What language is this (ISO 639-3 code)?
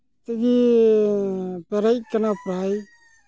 sat